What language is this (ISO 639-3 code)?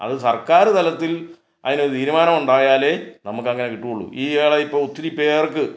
mal